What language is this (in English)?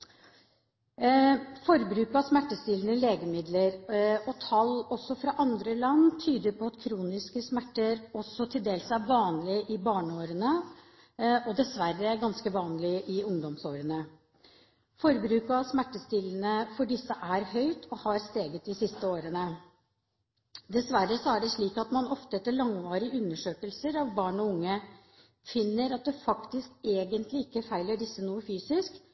Norwegian Bokmål